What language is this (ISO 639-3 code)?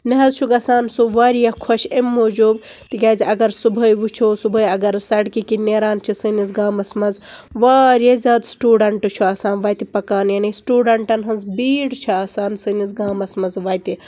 kas